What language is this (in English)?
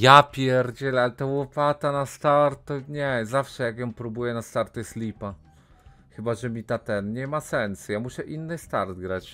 Polish